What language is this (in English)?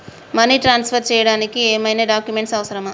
Telugu